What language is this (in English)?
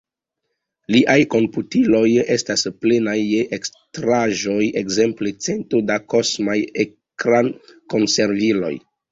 Esperanto